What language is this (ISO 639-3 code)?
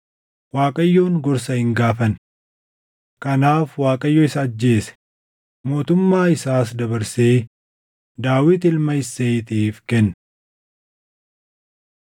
orm